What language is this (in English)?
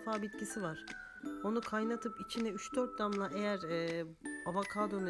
Turkish